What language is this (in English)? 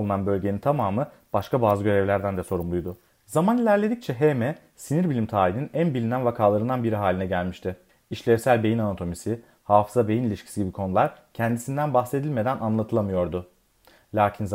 Turkish